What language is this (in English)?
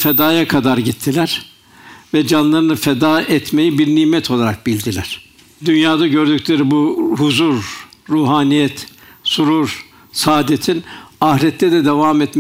Turkish